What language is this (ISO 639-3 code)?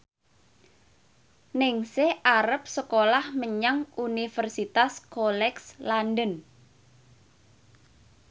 jav